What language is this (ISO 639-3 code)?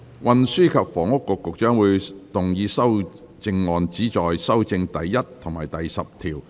yue